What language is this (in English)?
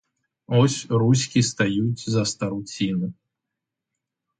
Ukrainian